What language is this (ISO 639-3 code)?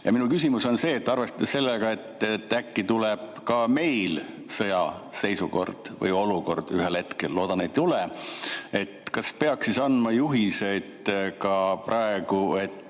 est